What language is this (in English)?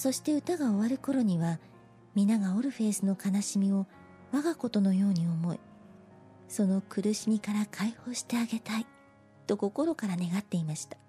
Japanese